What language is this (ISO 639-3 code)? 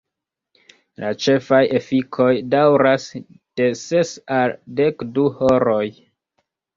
epo